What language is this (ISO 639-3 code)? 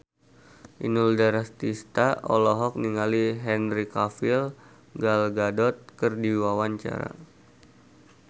sun